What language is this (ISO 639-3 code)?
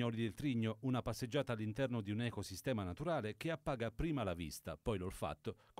ita